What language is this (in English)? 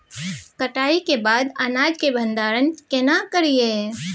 Maithili